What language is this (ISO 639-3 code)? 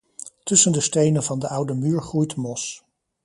nld